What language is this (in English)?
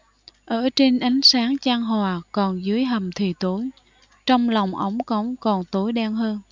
Vietnamese